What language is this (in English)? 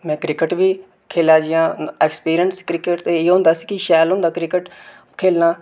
Dogri